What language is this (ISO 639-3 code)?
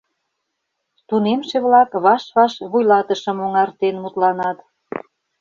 chm